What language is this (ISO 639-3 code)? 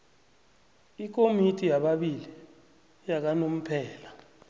nbl